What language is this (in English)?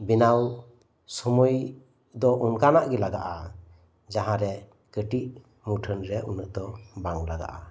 Santali